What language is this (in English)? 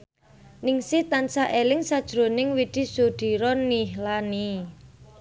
Javanese